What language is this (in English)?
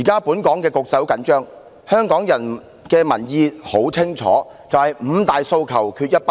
Cantonese